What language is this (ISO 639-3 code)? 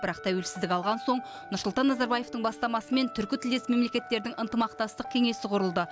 kaz